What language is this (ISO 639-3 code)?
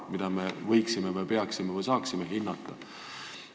est